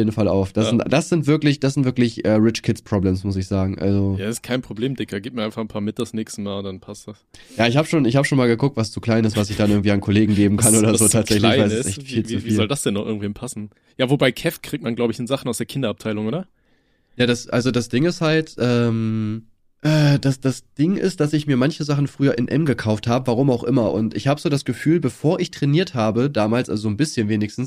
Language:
German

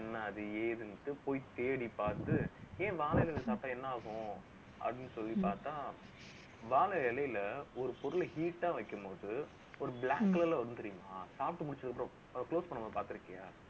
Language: Tamil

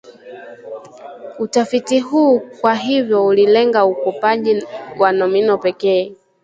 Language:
Swahili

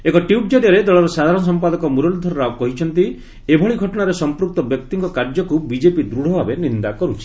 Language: Odia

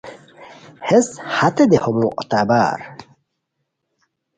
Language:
Khowar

